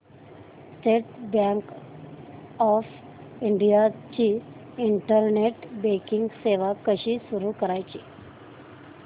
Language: Marathi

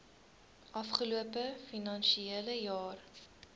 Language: Afrikaans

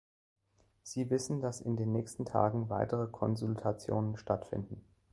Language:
German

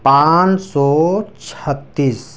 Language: Urdu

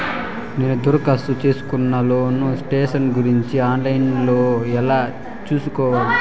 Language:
Telugu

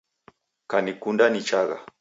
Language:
Taita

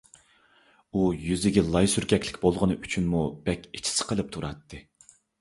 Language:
Uyghur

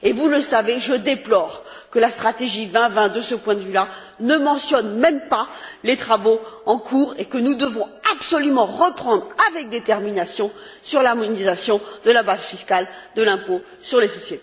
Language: French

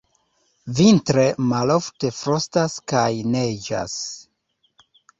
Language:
Esperanto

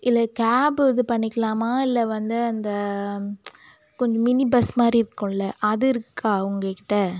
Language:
Tamil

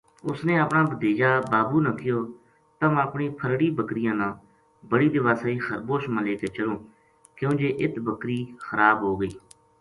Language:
Gujari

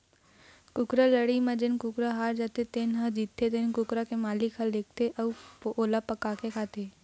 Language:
Chhattisgarhi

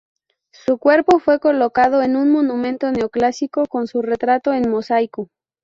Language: Spanish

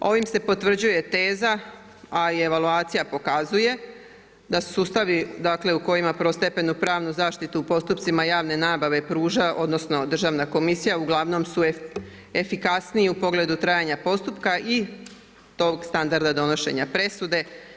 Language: Croatian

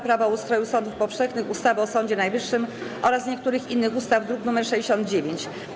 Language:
Polish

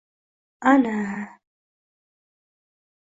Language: Uzbek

